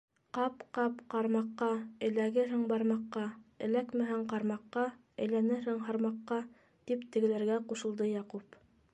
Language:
Bashkir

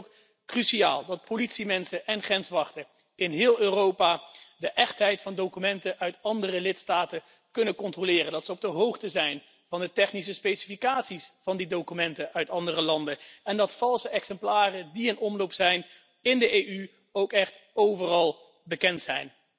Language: Dutch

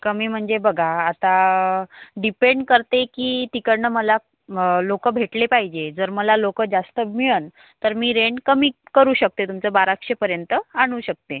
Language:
Marathi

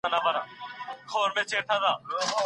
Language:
Pashto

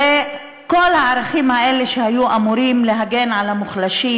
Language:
Hebrew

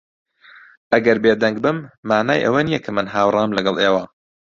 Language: Central Kurdish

